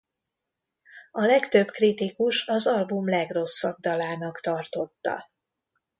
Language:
Hungarian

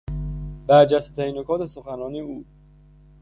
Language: Persian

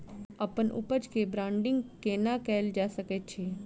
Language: Maithili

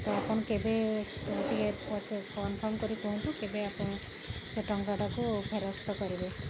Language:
Odia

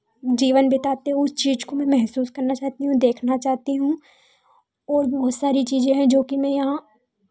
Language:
Hindi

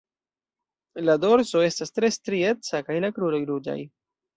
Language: Esperanto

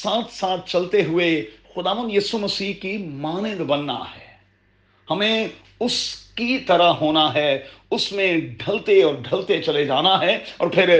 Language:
Urdu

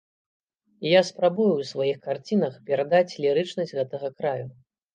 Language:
Belarusian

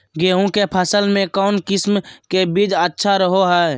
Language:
Magahi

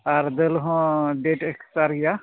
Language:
Santali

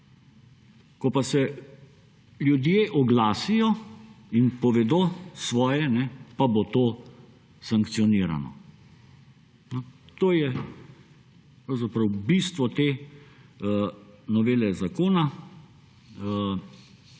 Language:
Slovenian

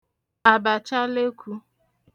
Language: Igbo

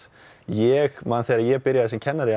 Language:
Icelandic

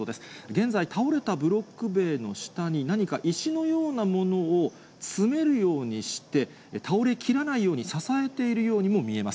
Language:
Japanese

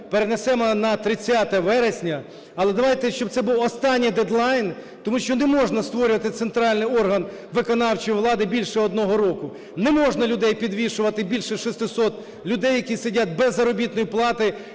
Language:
Ukrainian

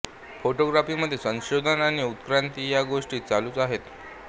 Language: Marathi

